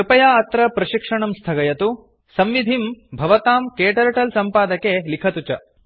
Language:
Sanskrit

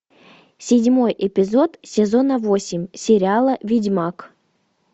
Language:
Russian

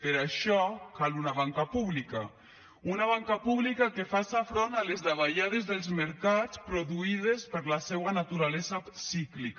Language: Catalan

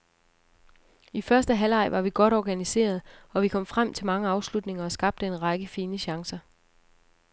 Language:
Danish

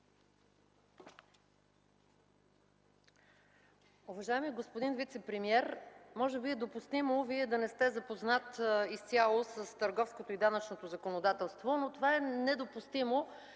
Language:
Bulgarian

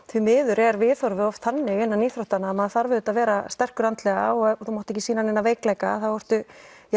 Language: Icelandic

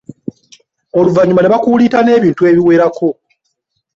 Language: Ganda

